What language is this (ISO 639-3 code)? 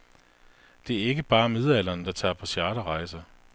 dan